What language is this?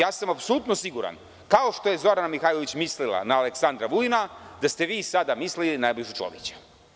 Serbian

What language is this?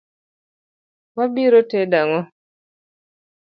Luo (Kenya and Tanzania)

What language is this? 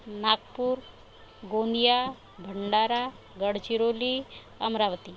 Marathi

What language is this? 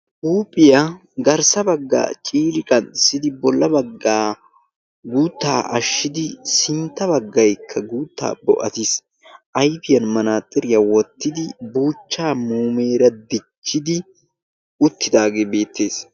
Wolaytta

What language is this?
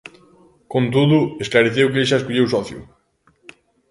Galician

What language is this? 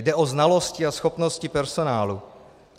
Czech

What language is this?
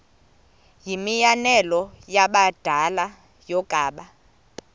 Xhosa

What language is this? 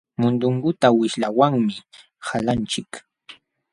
Jauja Wanca Quechua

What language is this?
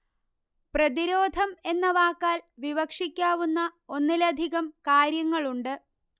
Malayalam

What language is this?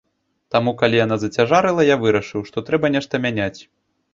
Belarusian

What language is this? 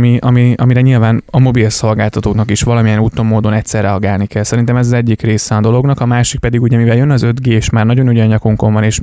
Hungarian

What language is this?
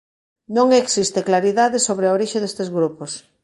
Galician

